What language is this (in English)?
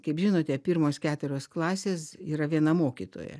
Lithuanian